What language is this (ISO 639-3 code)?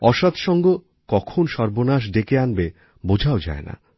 ben